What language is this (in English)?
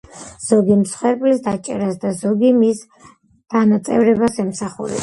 Georgian